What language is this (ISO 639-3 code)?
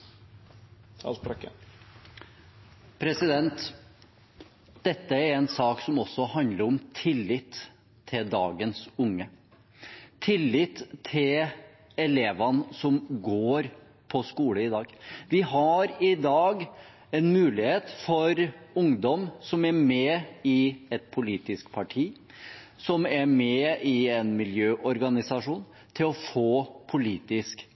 nob